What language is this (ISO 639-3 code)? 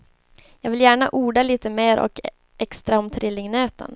swe